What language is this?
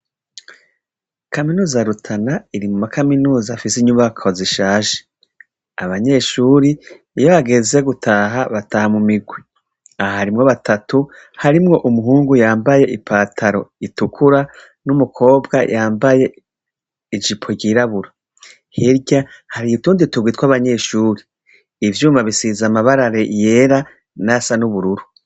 Rundi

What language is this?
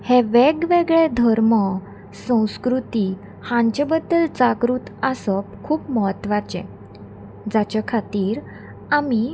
Konkani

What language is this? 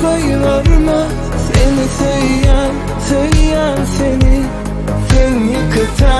Arabic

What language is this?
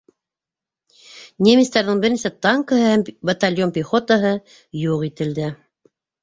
Bashkir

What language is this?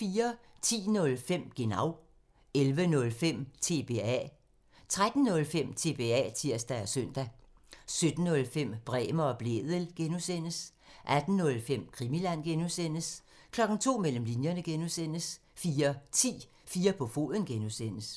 Danish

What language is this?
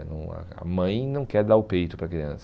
Portuguese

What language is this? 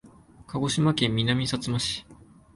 Japanese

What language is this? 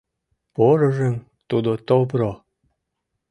Mari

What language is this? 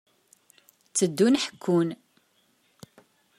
Kabyle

